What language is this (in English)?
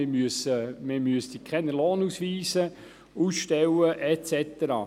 Swiss German